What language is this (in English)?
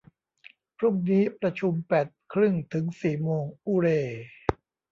Thai